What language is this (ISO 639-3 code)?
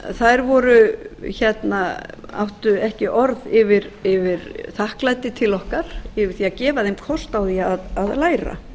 isl